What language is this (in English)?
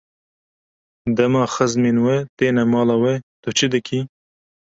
Kurdish